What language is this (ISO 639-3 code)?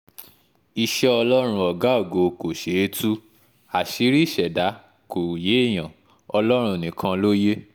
yor